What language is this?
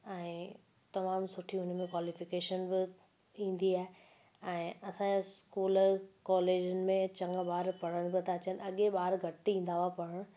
Sindhi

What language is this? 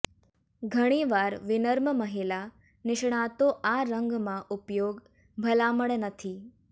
Gujarati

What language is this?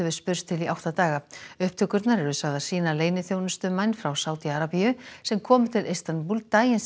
Icelandic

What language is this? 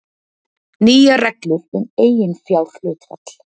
Icelandic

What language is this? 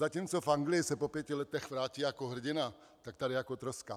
Czech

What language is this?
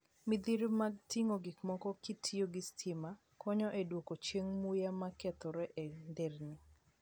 Luo (Kenya and Tanzania)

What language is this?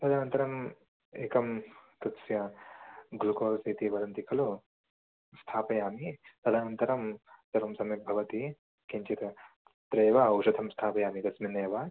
Sanskrit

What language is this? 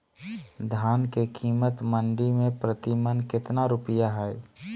Magahi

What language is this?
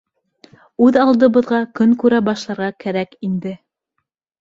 Bashkir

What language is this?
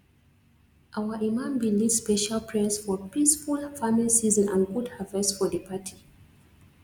Nigerian Pidgin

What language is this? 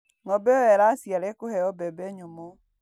Kikuyu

